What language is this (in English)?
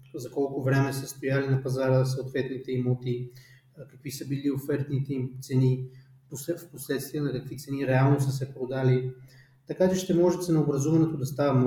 Bulgarian